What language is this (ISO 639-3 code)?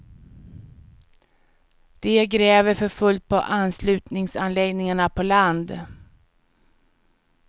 swe